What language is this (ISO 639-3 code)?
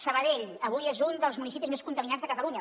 cat